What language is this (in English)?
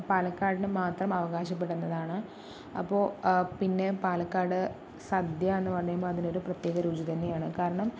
Malayalam